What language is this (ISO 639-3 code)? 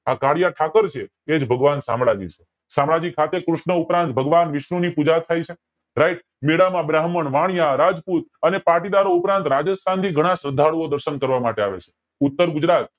guj